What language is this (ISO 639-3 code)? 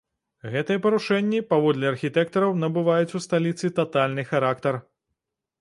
bel